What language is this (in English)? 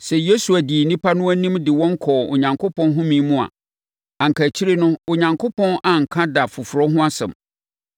Akan